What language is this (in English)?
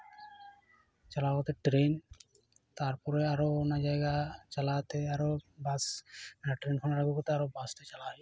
Santali